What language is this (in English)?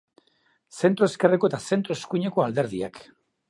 Basque